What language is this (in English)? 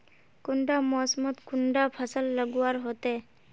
Magahi